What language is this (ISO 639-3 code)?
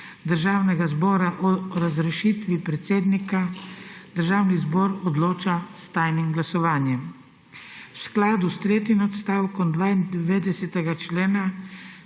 slv